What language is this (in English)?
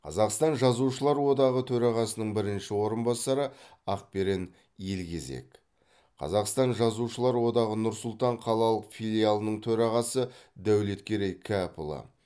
Kazakh